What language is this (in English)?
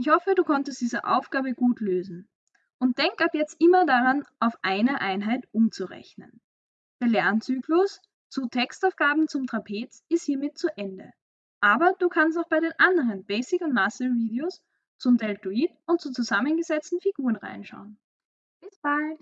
German